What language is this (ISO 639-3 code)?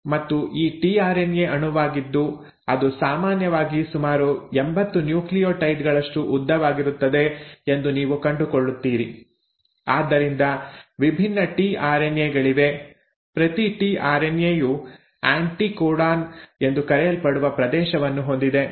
kan